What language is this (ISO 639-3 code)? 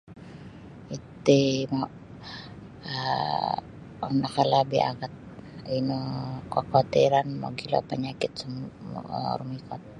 bsy